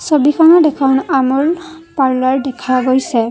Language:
Assamese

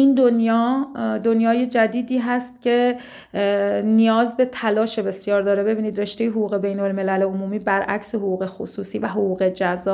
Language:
Persian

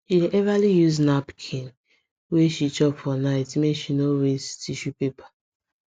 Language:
Nigerian Pidgin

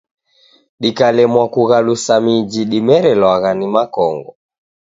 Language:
Taita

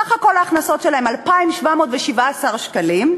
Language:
Hebrew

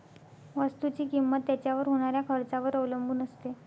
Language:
Marathi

